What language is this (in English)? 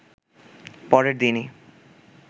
Bangla